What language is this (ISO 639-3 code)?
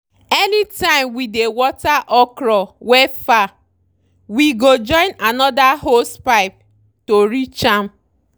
pcm